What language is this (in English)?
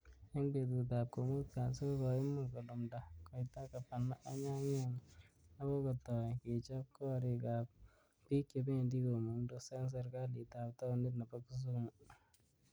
Kalenjin